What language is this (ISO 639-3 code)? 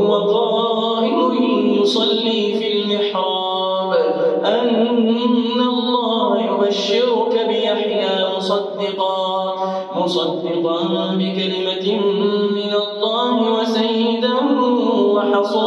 ara